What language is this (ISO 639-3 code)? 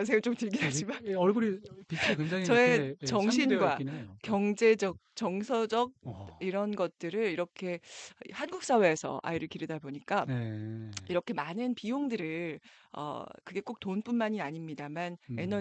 kor